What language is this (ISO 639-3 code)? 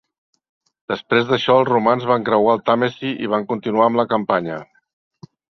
cat